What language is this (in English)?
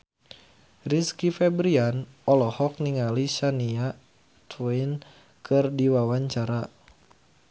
Sundanese